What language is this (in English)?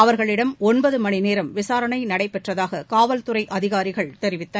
Tamil